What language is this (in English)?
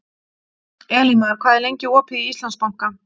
Icelandic